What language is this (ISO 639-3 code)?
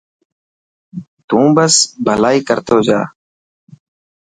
mki